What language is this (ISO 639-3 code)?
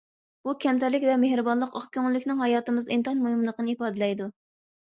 uig